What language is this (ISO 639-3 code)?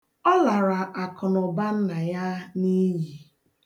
ibo